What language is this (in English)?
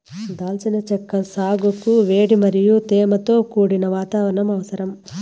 Telugu